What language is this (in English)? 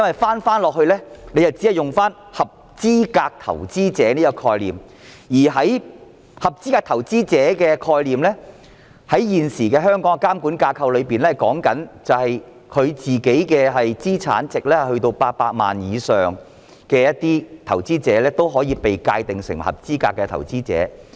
Cantonese